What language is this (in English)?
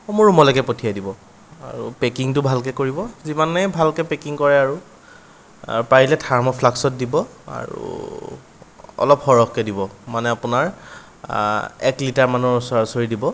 Assamese